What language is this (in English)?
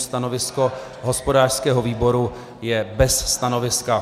Czech